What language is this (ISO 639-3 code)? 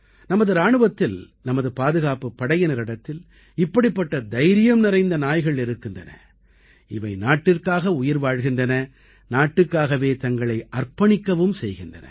tam